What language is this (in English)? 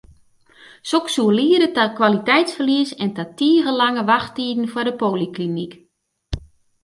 Western Frisian